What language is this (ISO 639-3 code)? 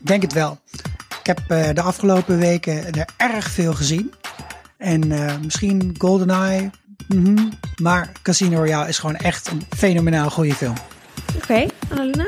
nld